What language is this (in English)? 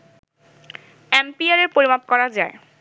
Bangla